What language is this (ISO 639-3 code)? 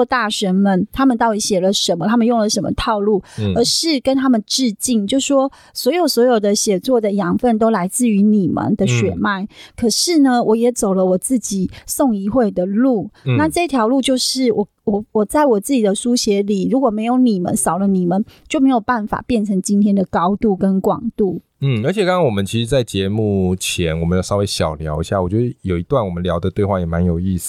zho